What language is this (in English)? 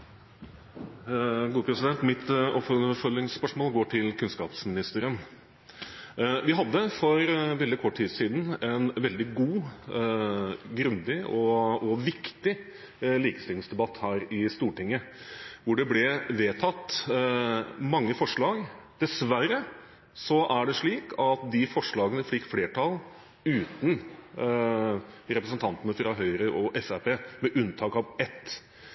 Norwegian